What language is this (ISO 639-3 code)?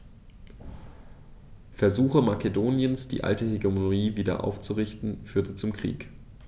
deu